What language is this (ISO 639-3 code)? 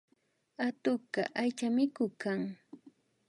qvi